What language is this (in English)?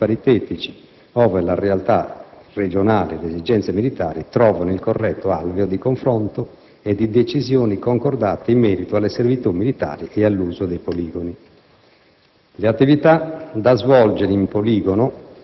Italian